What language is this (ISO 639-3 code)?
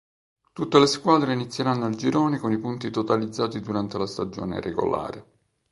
ita